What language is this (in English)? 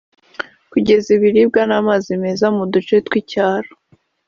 Kinyarwanda